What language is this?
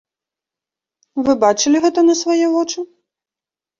Belarusian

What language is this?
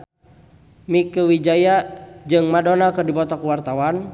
Sundanese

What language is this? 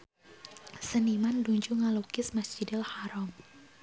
Sundanese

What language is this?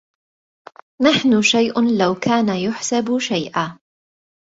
Arabic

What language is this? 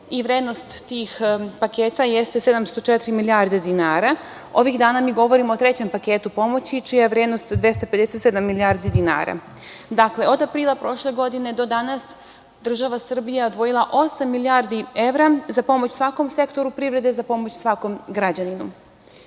Serbian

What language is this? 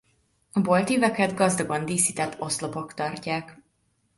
Hungarian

